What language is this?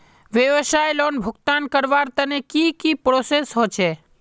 Magahi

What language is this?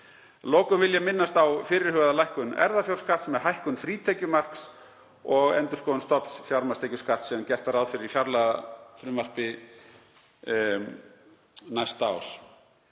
Icelandic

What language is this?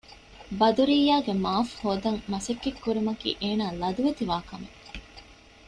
Divehi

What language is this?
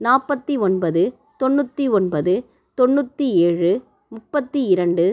Tamil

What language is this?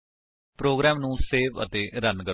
Punjabi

